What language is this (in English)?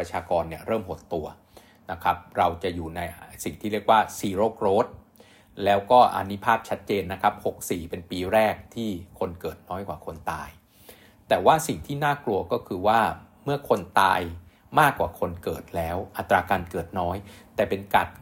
Thai